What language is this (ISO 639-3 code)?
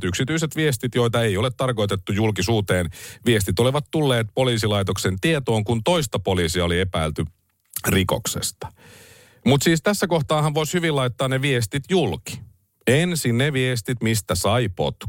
fin